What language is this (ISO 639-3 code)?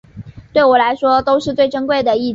zho